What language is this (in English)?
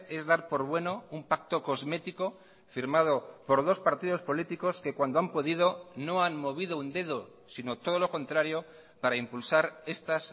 Spanish